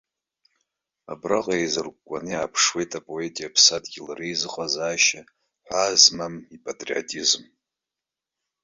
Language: Abkhazian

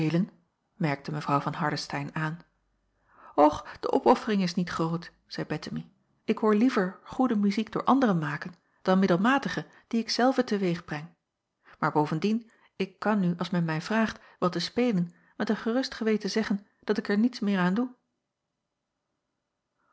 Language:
Dutch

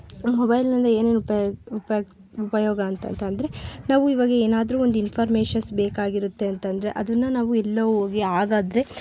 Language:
Kannada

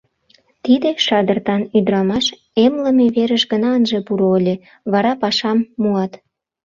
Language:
Mari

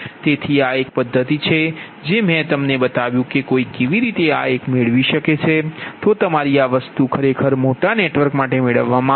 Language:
Gujarati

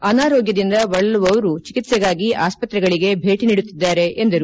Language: Kannada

